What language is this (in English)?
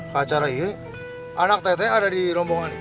Indonesian